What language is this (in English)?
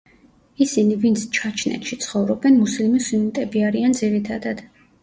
Georgian